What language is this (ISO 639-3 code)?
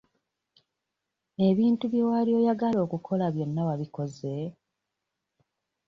lug